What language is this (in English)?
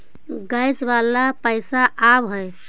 Magahi